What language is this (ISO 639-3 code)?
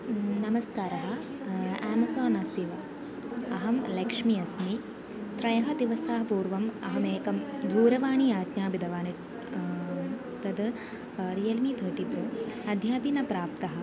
san